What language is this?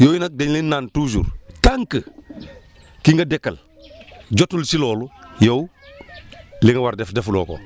Wolof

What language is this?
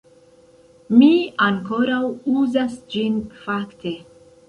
Esperanto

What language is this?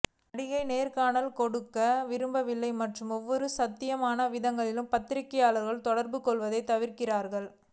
Tamil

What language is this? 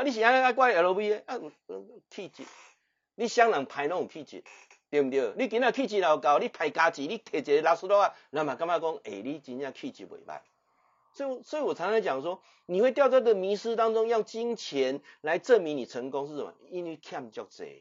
Chinese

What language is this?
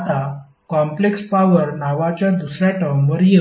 Marathi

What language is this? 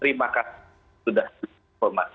Indonesian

